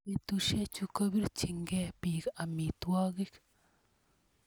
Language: Kalenjin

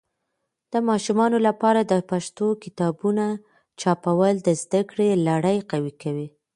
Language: Pashto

